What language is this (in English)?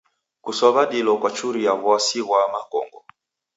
Taita